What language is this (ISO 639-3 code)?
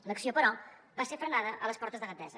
cat